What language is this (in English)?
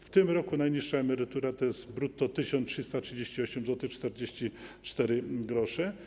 Polish